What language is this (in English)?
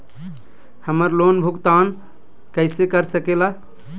Magahi